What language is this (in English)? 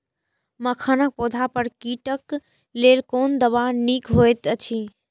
Maithili